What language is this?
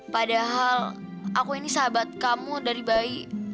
Indonesian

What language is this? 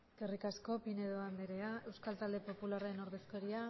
Basque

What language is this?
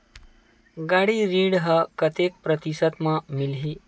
Chhattisgarhi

